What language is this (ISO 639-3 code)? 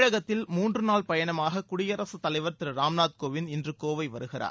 tam